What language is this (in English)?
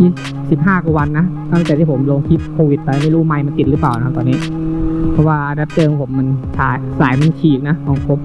Thai